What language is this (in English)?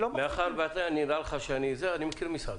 Hebrew